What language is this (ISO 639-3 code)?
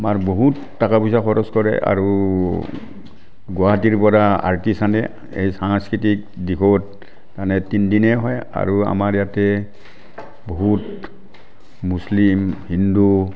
asm